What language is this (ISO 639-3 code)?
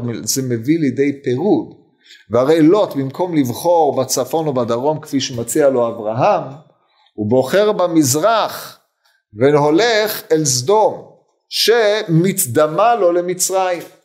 heb